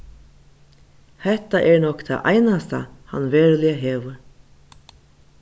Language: Faroese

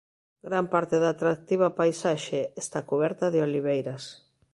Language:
Galician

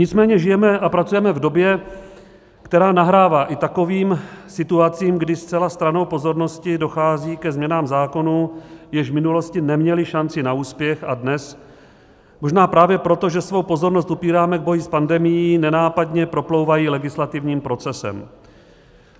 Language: Czech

